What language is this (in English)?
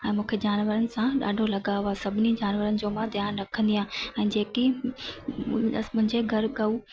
Sindhi